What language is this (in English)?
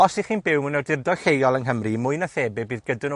Welsh